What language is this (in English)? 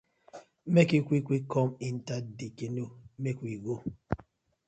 Nigerian Pidgin